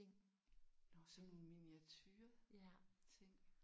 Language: Danish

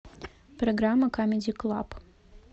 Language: Russian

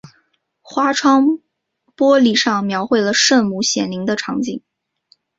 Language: Chinese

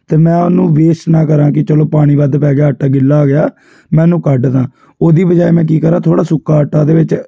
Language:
Punjabi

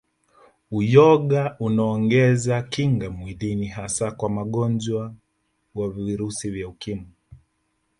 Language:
Swahili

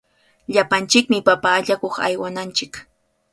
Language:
Cajatambo North Lima Quechua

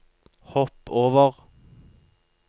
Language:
Norwegian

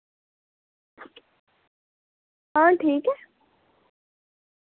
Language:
Dogri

